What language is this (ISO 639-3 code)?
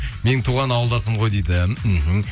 kaz